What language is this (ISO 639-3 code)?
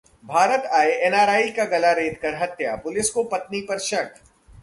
hin